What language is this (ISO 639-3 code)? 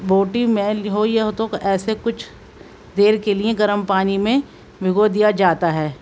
urd